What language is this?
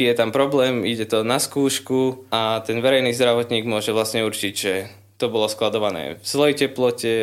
Slovak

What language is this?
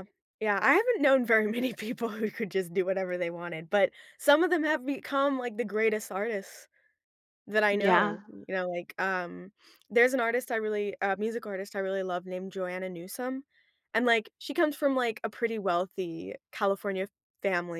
English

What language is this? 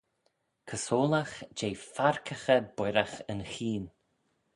Manx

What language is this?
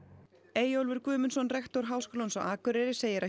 Icelandic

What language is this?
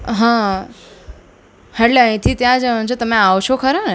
Gujarati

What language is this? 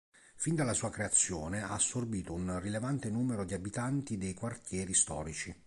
Italian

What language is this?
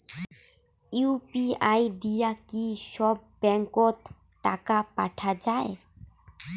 Bangla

